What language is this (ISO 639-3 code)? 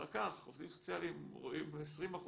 heb